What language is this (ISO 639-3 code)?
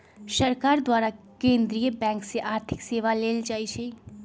mag